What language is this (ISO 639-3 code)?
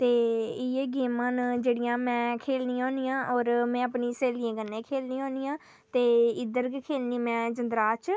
doi